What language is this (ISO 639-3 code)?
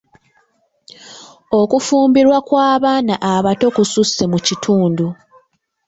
lug